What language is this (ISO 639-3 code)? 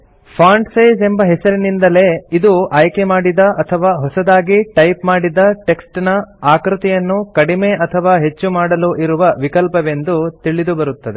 kan